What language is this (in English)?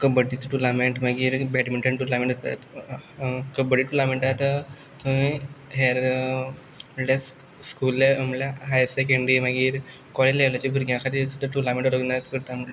Konkani